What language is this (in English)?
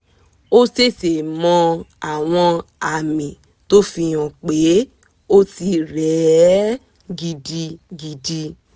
Yoruba